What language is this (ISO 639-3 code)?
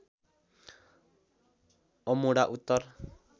nep